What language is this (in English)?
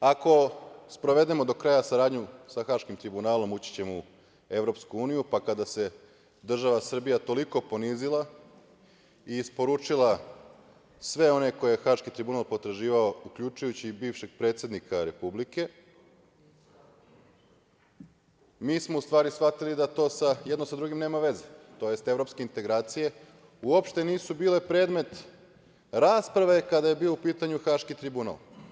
Serbian